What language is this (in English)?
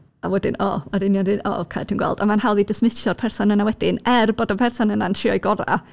Welsh